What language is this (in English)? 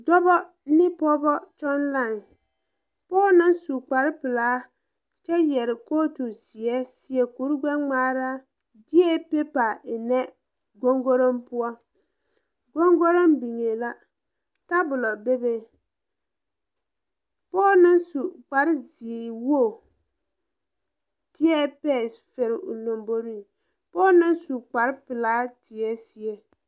Southern Dagaare